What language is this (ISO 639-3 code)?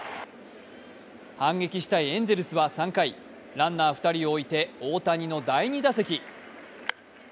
jpn